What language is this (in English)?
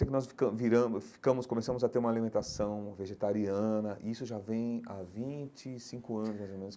Portuguese